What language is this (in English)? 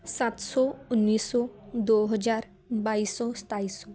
Punjabi